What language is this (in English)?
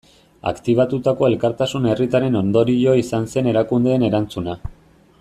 Basque